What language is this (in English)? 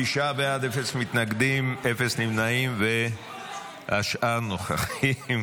Hebrew